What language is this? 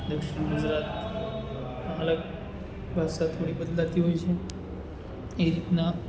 Gujarati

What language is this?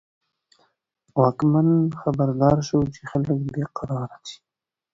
Pashto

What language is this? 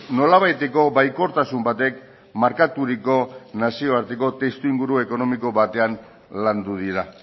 Basque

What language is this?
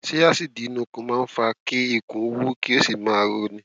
Yoruba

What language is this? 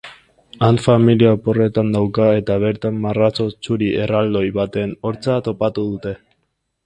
Basque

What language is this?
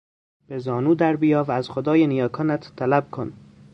Persian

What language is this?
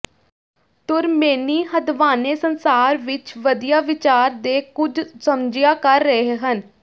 Punjabi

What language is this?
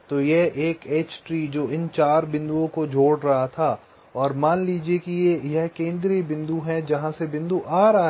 Hindi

